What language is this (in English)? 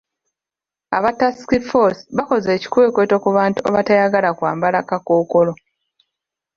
Ganda